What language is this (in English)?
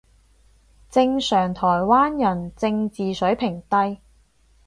Cantonese